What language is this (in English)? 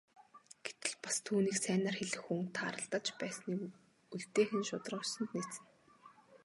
Mongolian